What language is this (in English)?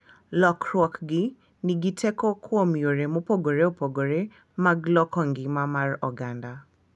Luo (Kenya and Tanzania)